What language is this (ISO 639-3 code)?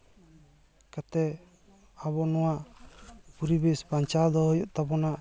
sat